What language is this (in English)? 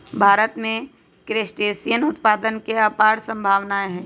Magahi